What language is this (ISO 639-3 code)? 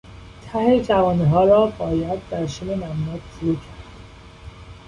fas